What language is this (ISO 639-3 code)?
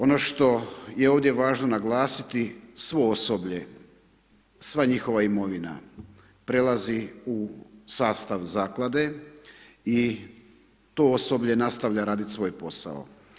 hrv